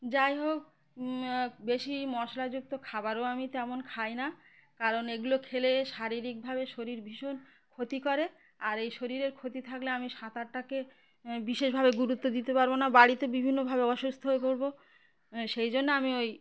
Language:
Bangla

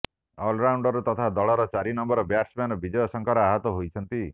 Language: Odia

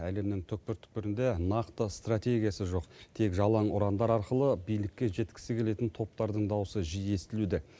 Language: Kazakh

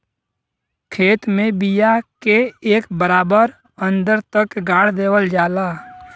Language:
Bhojpuri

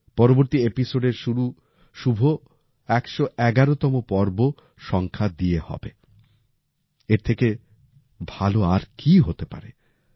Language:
Bangla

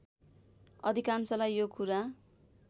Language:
Nepali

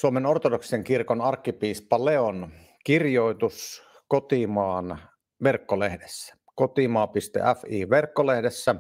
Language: Finnish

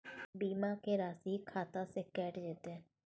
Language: Maithili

